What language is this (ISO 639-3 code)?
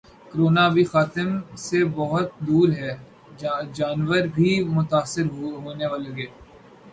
urd